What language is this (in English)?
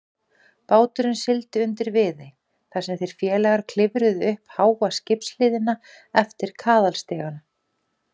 Icelandic